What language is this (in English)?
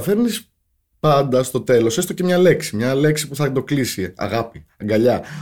Greek